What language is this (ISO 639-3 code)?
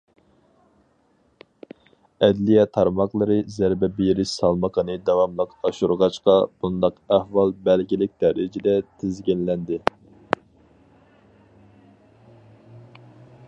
uig